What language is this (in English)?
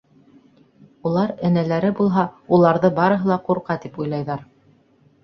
Bashkir